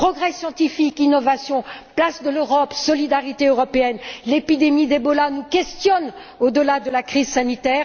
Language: French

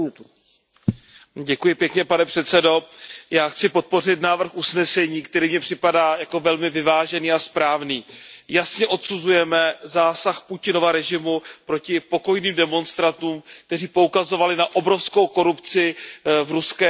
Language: Czech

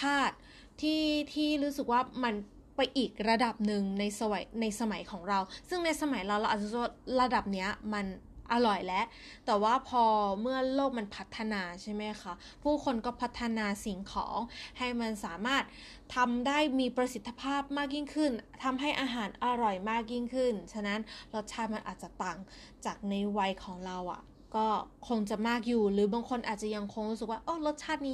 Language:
Thai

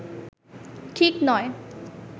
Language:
Bangla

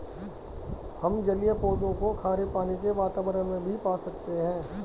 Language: Hindi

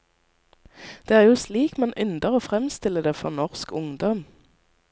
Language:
Norwegian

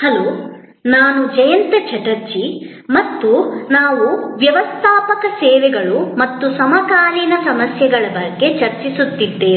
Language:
Kannada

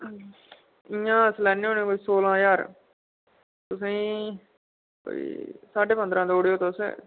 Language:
Dogri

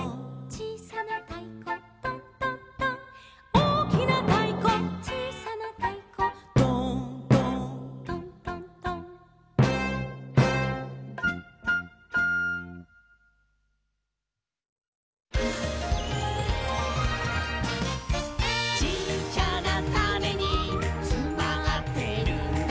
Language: Japanese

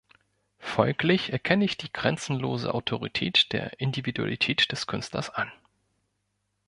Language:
German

